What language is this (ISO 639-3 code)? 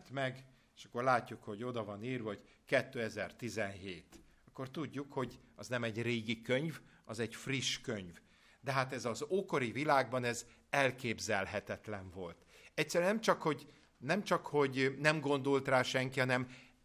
hun